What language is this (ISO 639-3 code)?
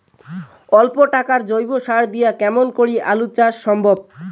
ben